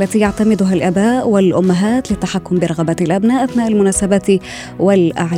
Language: Arabic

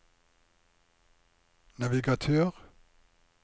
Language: Norwegian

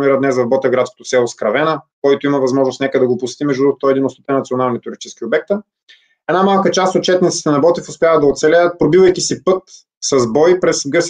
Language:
Bulgarian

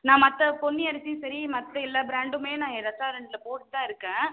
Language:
Tamil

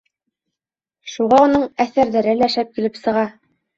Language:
Bashkir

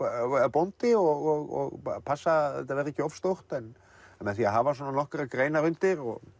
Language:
Icelandic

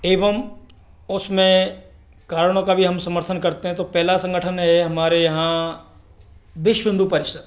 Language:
Hindi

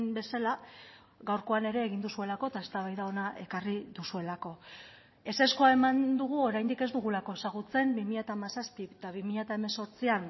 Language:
Basque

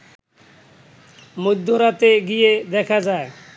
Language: Bangla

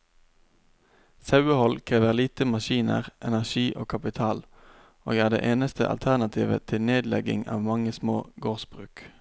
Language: Norwegian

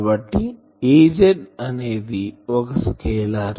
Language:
Telugu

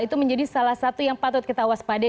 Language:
Indonesian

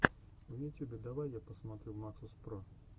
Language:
Russian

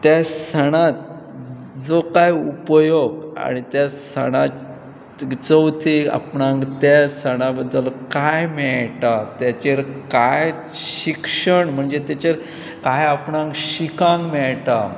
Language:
Konkani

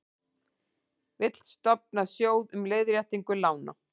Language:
Icelandic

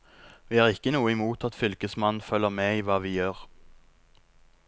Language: Norwegian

